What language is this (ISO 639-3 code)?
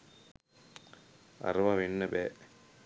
sin